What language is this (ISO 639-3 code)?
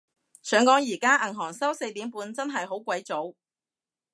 yue